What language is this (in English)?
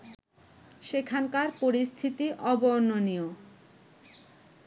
Bangla